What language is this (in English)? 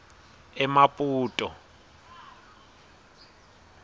Swati